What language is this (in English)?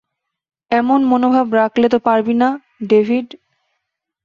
Bangla